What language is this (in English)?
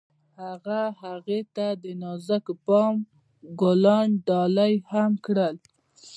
Pashto